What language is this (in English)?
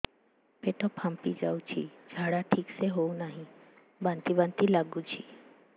Odia